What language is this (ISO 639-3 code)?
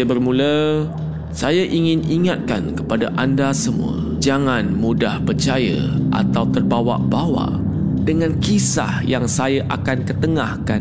msa